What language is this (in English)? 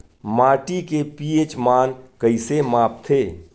Chhattisgarhi